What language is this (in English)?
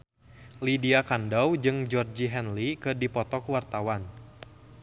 Sundanese